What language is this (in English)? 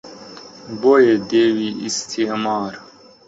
Central Kurdish